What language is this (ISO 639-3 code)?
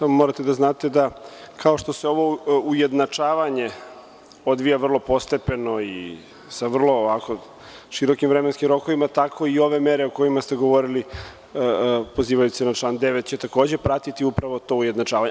srp